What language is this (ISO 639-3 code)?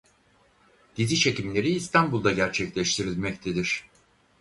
tur